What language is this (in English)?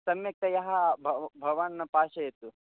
Sanskrit